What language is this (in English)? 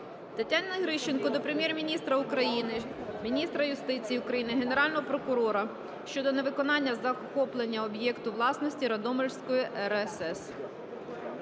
Ukrainian